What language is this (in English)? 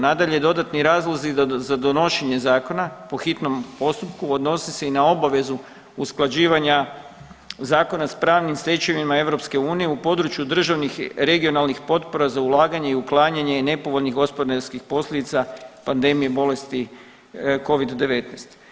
Croatian